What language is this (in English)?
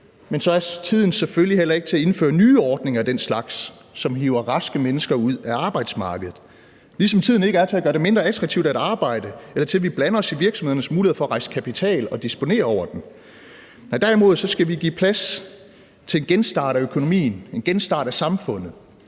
Danish